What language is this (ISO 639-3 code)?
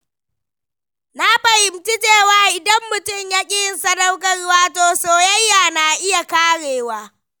hau